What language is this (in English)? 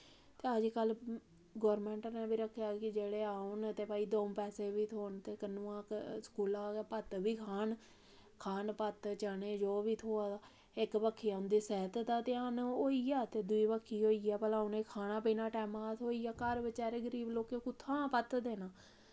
Dogri